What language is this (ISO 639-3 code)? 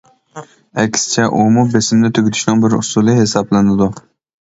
uig